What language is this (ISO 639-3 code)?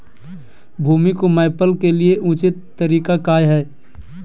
mag